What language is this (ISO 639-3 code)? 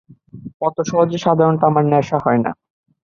ben